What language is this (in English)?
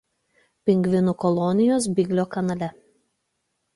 Lithuanian